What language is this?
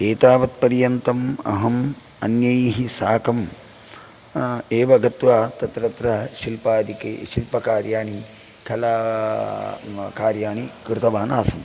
Sanskrit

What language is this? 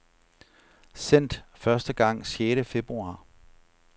Danish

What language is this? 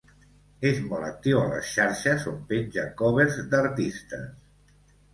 Catalan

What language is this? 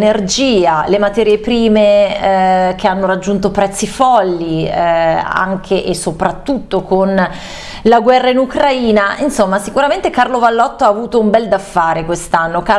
Italian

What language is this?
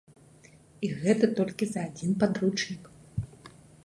Belarusian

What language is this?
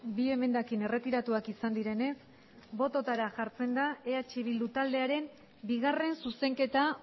Basque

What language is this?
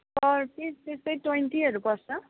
Nepali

